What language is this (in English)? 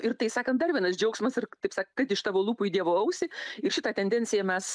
Lithuanian